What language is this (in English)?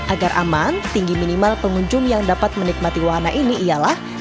Indonesian